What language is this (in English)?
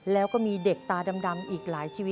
Thai